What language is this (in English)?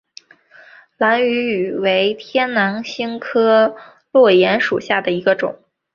Chinese